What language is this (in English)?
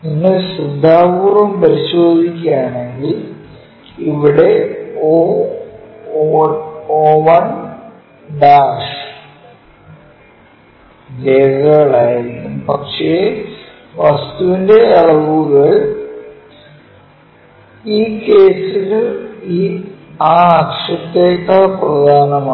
Malayalam